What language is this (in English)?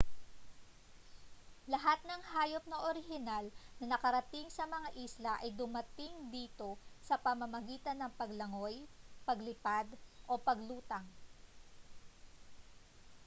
Filipino